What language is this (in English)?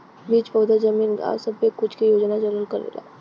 Bhojpuri